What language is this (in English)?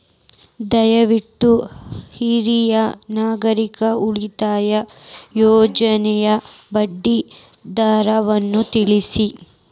Kannada